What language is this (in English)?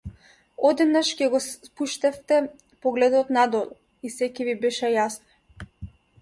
Macedonian